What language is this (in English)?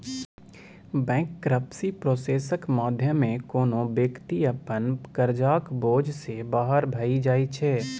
Maithili